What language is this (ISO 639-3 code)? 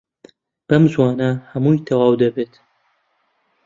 ckb